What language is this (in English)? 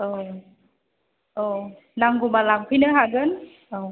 Bodo